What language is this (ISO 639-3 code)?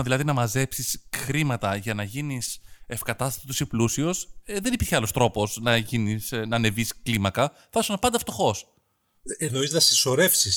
ell